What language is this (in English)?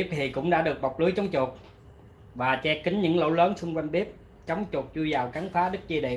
Vietnamese